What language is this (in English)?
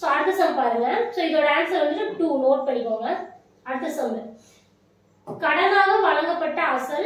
Tamil